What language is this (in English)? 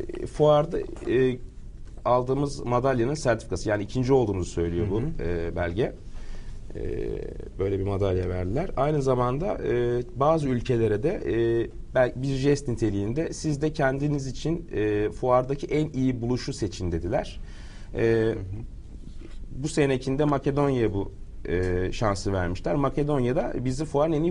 Turkish